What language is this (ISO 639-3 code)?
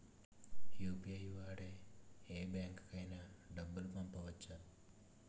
tel